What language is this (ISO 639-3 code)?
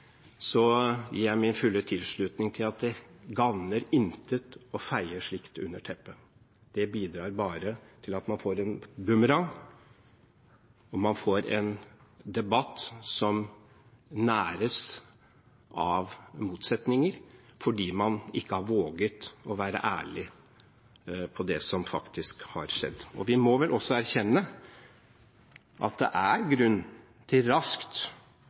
nob